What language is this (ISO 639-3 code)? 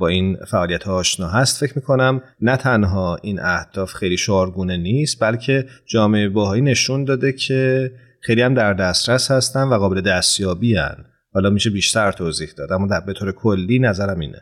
fas